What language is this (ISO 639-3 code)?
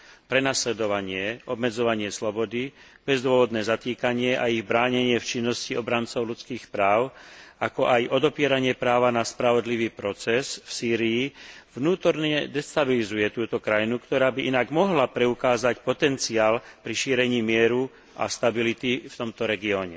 slk